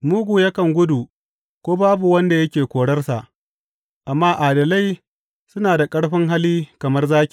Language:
Hausa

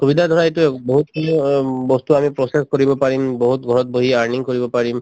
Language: Assamese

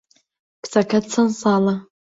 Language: Central Kurdish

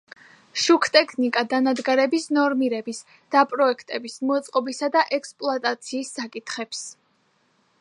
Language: Georgian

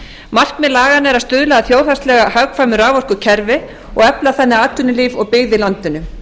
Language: Icelandic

